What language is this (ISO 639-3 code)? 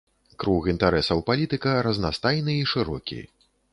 bel